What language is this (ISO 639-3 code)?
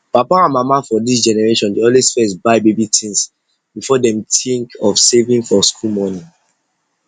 pcm